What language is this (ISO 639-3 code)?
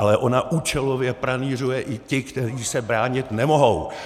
ces